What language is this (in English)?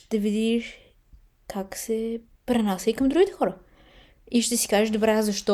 Bulgarian